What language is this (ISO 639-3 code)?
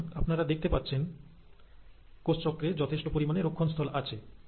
ben